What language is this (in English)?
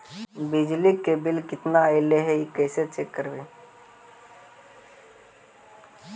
Magahi